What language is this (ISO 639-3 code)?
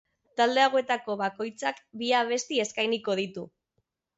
eus